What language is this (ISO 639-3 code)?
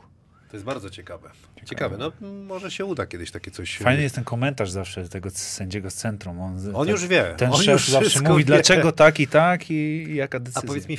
pol